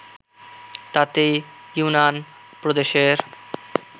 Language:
Bangla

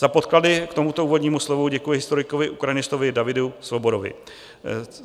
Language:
Czech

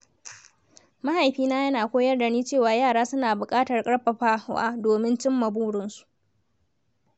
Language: Hausa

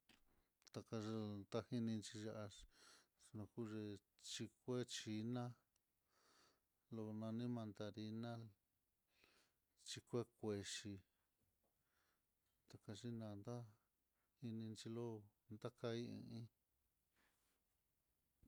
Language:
Mitlatongo Mixtec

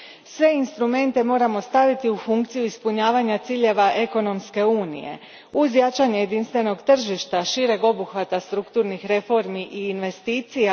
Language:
Croatian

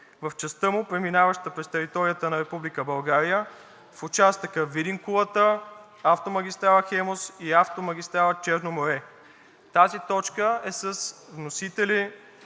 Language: Bulgarian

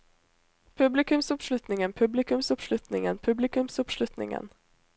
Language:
Norwegian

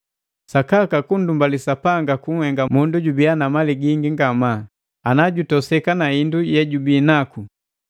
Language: Matengo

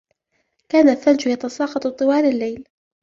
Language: Arabic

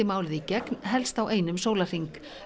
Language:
Icelandic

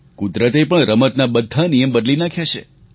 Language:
Gujarati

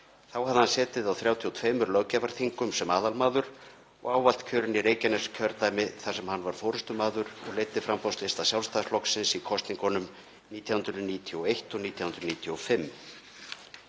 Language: Icelandic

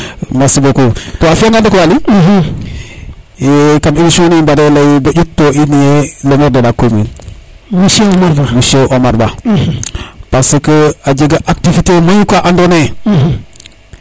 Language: Serer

